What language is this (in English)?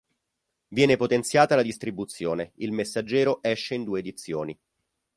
Italian